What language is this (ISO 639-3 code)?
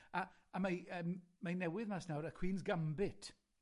cym